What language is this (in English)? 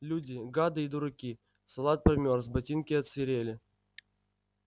Russian